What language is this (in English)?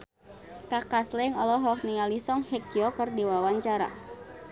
Sundanese